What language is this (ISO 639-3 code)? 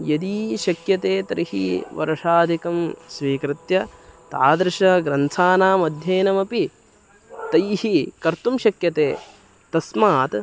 san